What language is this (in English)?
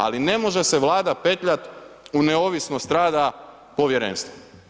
Croatian